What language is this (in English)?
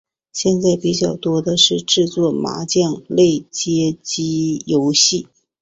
Chinese